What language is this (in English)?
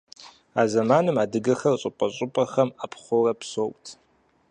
Kabardian